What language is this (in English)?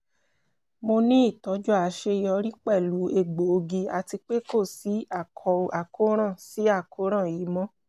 Yoruba